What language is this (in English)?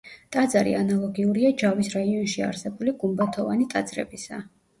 Georgian